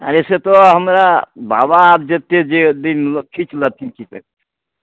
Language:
Maithili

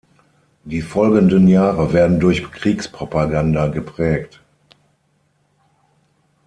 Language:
German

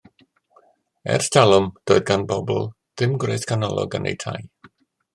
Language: Welsh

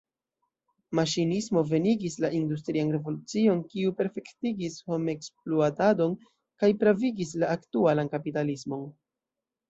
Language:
Esperanto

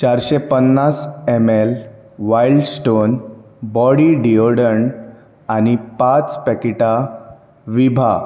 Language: Konkani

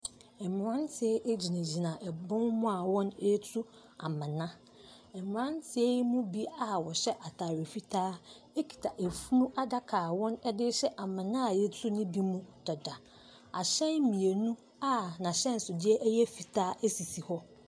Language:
Akan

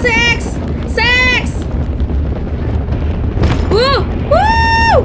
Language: Indonesian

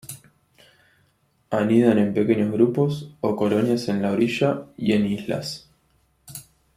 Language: Spanish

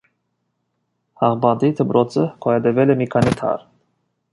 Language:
Armenian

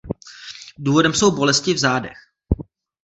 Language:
Czech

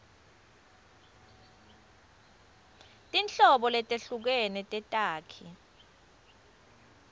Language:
Swati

